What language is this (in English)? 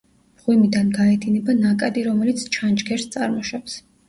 Georgian